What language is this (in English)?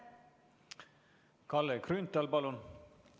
Estonian